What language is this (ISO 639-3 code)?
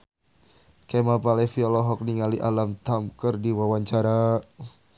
sun